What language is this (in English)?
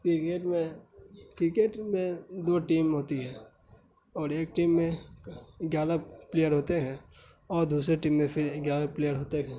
Urdu